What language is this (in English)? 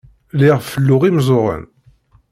Kabyle